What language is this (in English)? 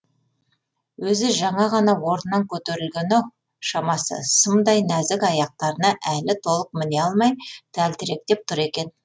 Kazakh